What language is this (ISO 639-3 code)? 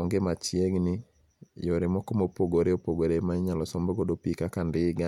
luo